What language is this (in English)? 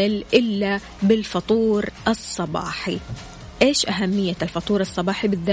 Arabic